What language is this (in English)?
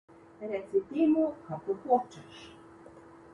Slovenian